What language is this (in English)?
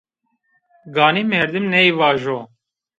Zaza